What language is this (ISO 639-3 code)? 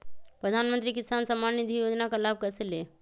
mag